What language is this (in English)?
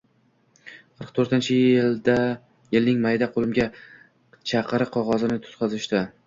Uzbek